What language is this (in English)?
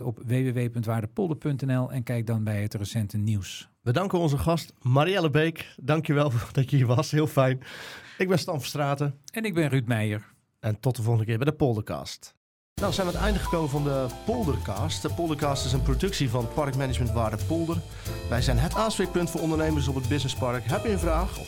Dutch